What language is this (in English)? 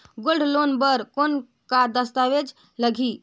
Chhattisgarhi